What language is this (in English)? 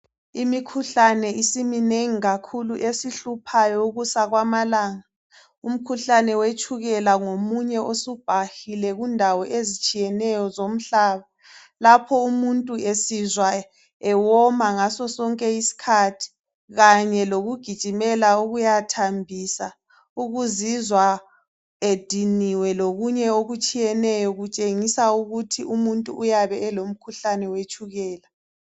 North Ndebele